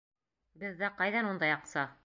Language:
Bashkir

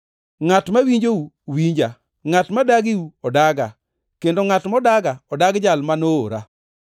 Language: Luo (Kenya and Tanzania)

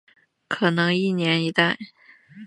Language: Chinese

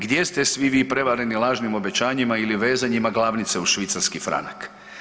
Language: Croatian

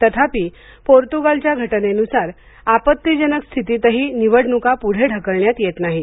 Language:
Marathi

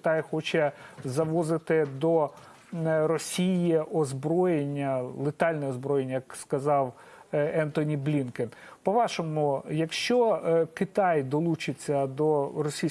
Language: Ukrainian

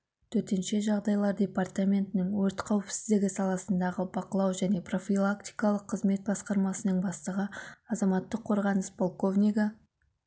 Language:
Kazakh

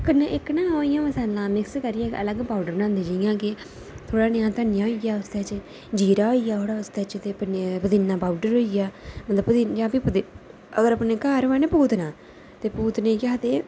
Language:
Dogri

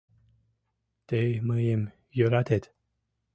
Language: Mari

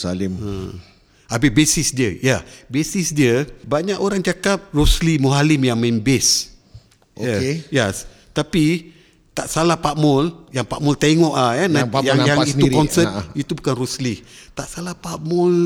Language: Malay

